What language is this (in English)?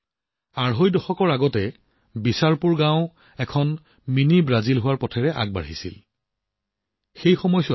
Assamese